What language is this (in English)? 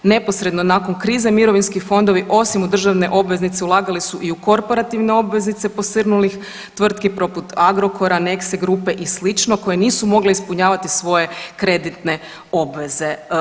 Croatian